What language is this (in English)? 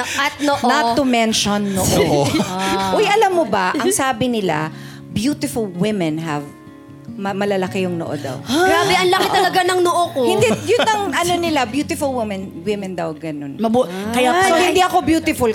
Filipino